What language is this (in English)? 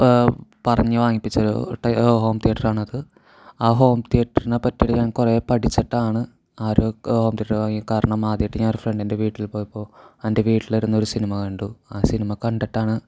Malayalam